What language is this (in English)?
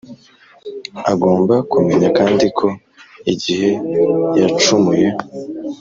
Kinyarwanda